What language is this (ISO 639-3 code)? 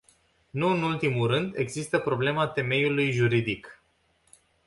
ron